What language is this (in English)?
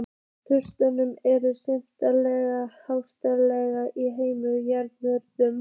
Icelandic